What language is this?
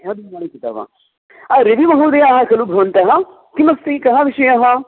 Sanskrit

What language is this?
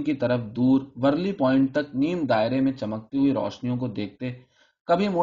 Urdu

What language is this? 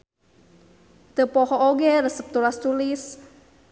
Sundanese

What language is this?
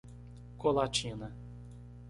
Portuguese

